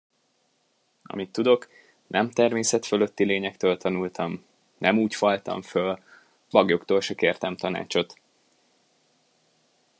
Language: Hungarian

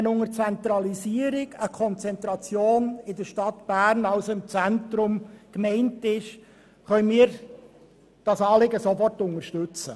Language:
Swiss German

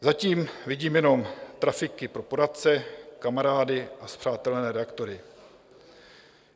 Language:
Czech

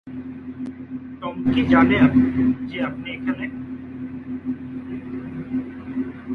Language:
Bangla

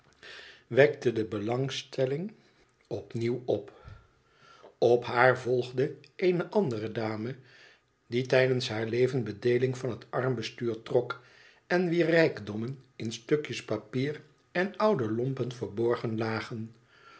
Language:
Dutch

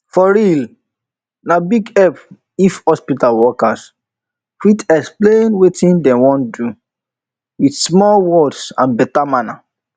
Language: Nigerian Pidgin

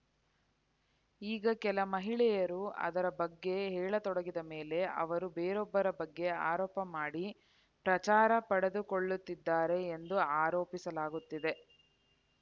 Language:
Kannada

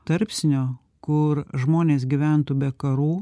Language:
Lithuanian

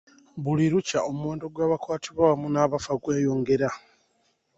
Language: Ganda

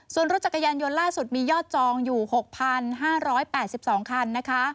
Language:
Thai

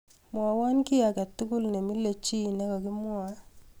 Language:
Kalenjin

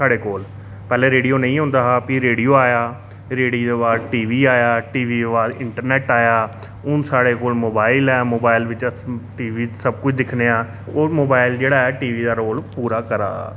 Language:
Dogri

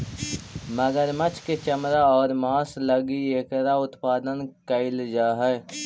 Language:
Magahi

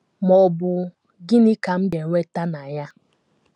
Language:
Igbo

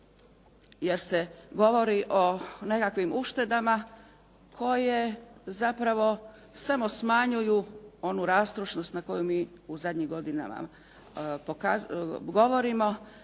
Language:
Croatian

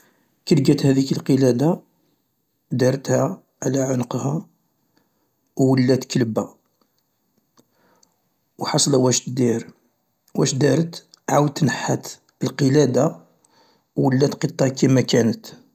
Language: Algerian Arabic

